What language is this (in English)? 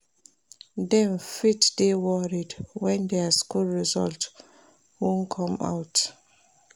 Nigerian Pidgin